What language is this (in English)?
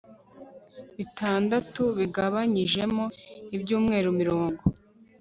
Kinyarwanda